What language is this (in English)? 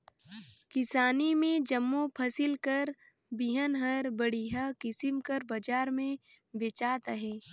Chhattisgarhi